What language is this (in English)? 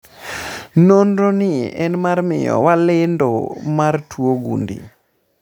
Luo (Kenya and Tanzania)